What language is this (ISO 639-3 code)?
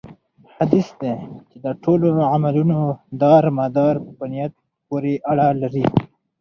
pus